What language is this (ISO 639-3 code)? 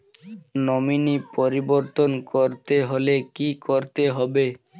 ben